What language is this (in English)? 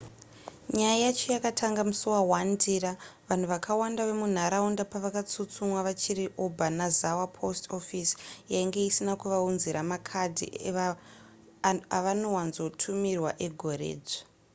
Shona